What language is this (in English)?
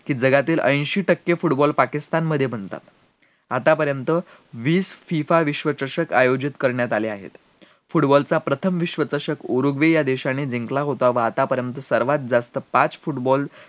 Marathi